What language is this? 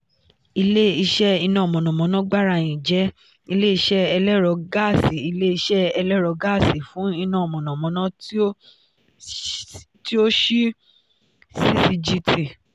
Yoruba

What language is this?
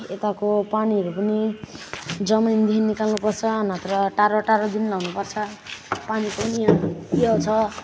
Nepali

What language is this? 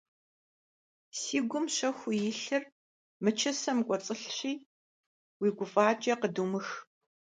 Kabardian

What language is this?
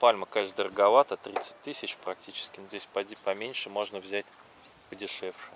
Russian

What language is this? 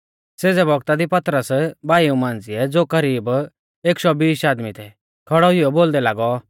Mahasu Pahari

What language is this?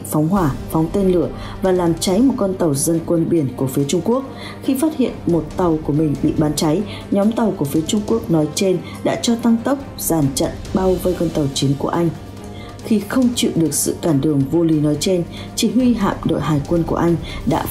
Vietnamese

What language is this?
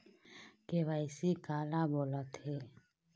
Chhattisgarhi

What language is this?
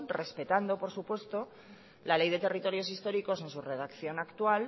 Spanish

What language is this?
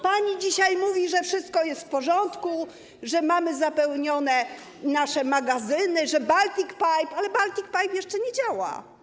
Polish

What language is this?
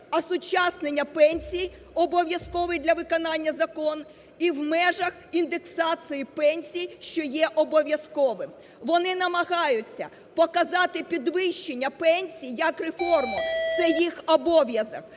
Ukrainian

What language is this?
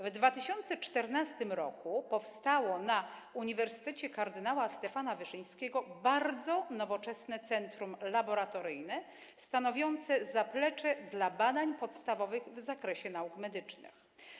Polish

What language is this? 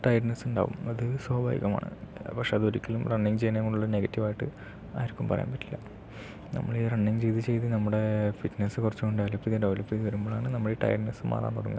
Malayalam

